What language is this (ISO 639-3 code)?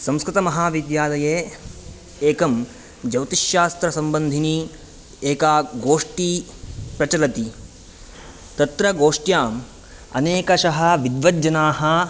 san